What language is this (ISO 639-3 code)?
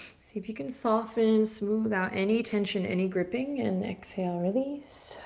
eng